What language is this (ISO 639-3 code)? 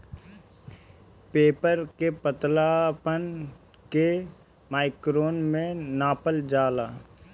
bho